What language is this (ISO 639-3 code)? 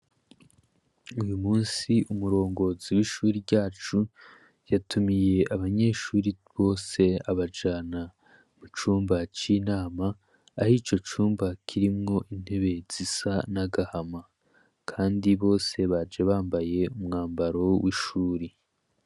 run